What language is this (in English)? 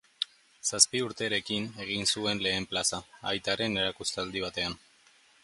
Basque